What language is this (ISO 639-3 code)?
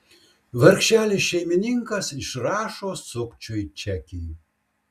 lit